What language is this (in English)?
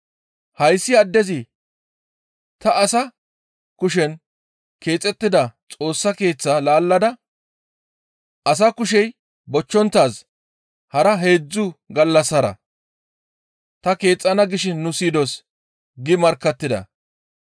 Gamo